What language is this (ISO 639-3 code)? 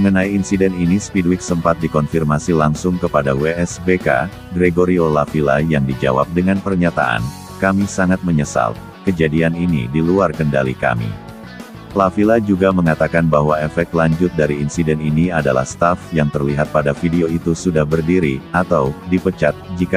ind